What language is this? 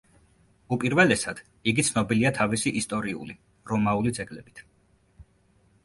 Georgian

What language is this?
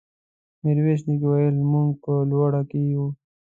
Pashto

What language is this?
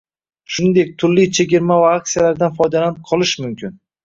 Uzbek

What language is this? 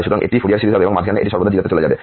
Bangla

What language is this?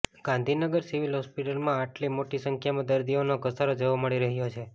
Gujarati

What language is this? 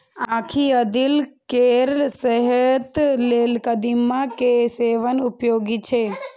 Maithili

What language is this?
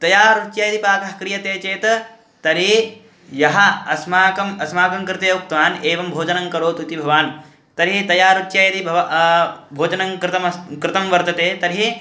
Sanskrit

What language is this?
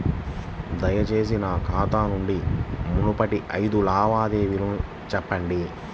Telugu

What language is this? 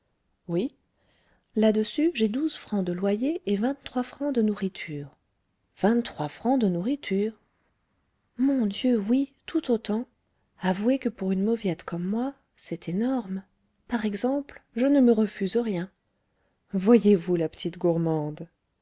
French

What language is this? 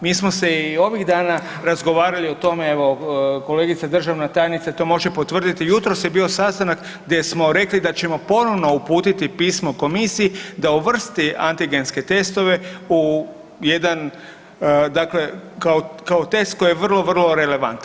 Croatian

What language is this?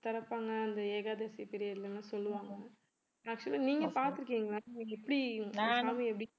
Tamil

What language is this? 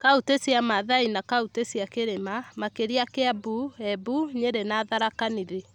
Kikuyu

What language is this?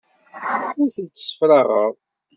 Kabyle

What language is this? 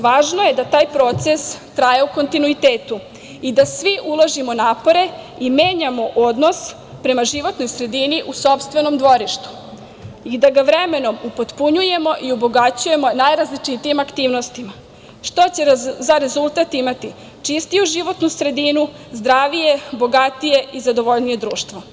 Serbian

